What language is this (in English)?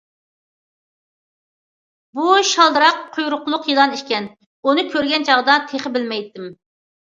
Uyghur